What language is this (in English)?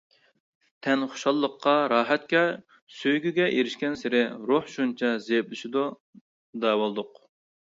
Uyghur